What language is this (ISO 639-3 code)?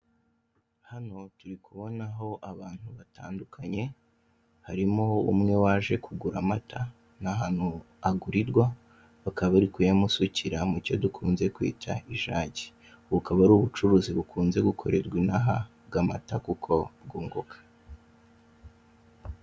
kin